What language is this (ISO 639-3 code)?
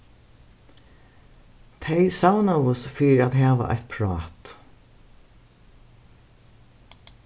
fao